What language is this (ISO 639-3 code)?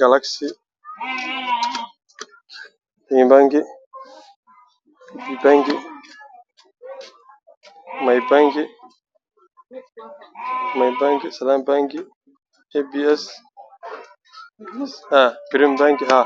som